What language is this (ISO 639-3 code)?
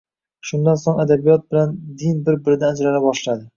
uzb